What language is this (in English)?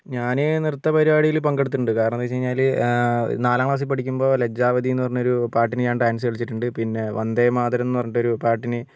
Malayalam